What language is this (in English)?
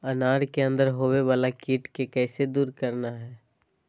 Magahi